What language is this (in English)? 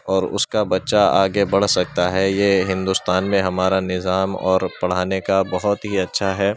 Urdu